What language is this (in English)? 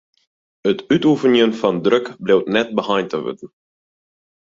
Western Frisian